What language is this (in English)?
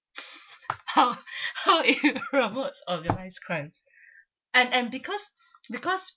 English